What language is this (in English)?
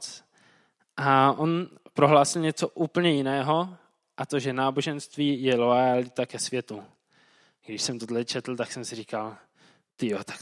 Czech